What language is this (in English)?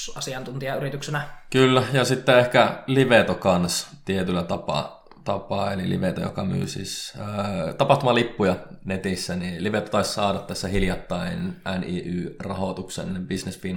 Finnish